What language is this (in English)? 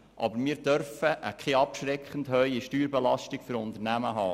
Swiss German